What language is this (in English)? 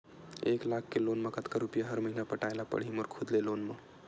Chhattisgarhi